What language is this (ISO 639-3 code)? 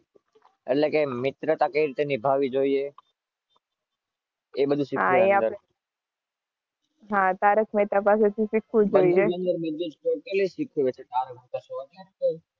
guj